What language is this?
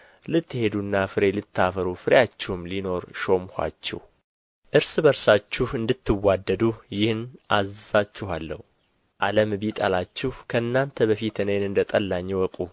Amharic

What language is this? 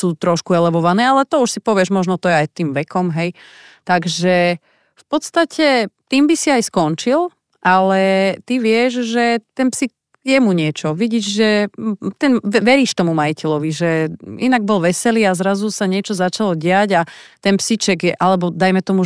Slovak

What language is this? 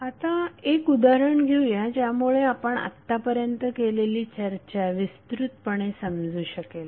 Marathi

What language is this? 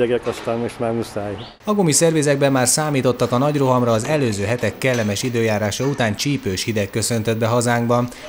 Hungarian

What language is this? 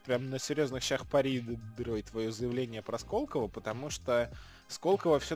Russian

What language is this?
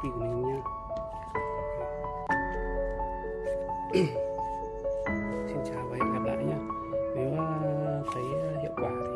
Vietnamese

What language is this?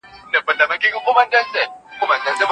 Pashto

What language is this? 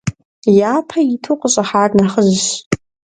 Kabardian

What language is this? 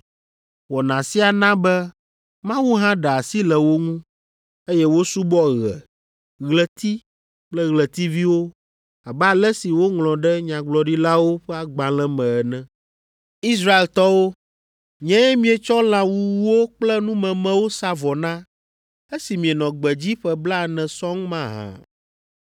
Ewe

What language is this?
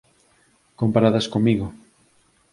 Galician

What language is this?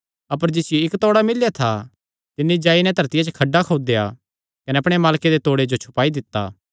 Kangri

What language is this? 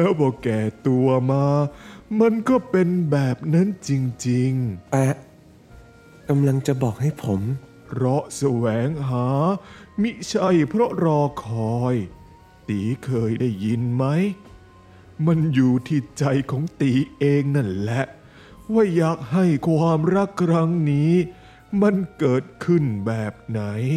Thai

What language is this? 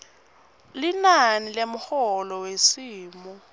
Swati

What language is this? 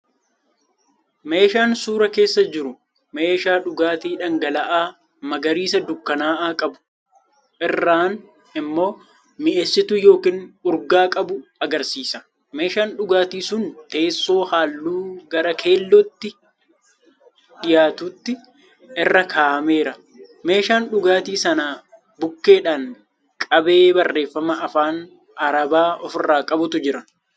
Oromo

